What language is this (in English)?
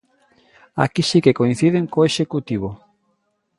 Galician